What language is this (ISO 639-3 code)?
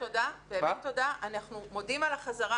heb